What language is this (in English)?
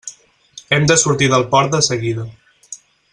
Catalan